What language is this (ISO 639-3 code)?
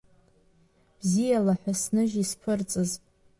abk